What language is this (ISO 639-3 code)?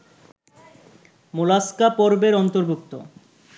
ben